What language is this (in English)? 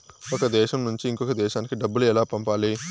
Telugu